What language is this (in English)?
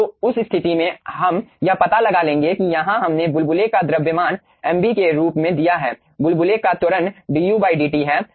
Hindi